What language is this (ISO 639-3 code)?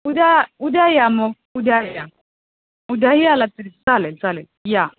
mar